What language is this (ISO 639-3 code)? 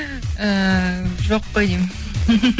kaz